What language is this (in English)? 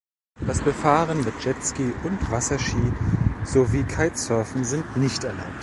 German